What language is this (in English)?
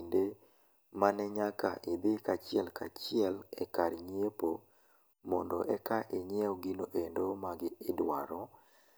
Luo (Kenya and Tanzania)